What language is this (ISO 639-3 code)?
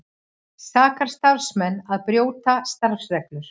isl